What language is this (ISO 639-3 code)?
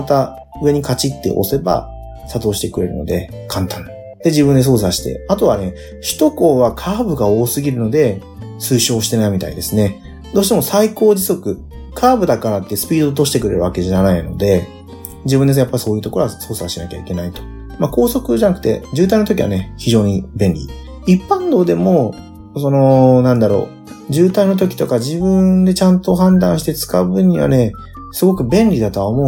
jpn